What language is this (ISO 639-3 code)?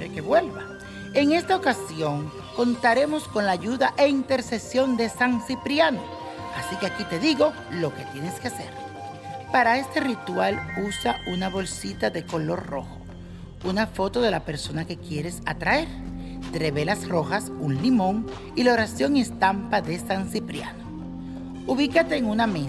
spa